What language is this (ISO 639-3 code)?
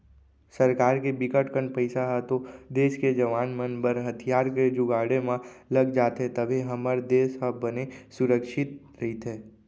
hne